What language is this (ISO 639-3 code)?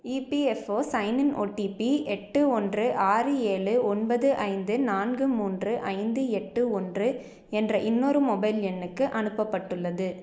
tam